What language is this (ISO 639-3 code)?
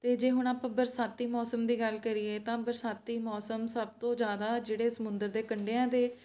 pan